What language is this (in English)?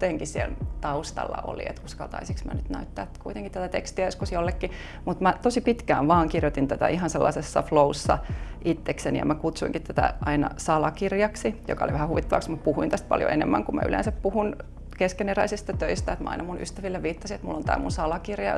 Finnish